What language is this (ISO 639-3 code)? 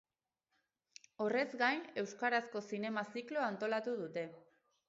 eus